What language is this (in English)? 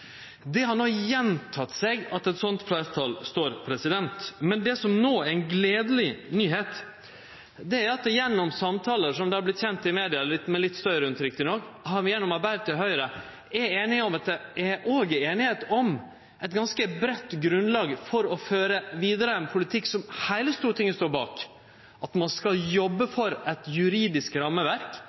Norwegian Nynorsk